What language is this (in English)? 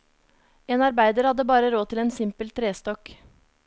Norwegian